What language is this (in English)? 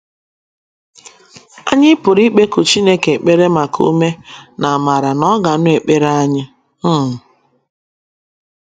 Igbo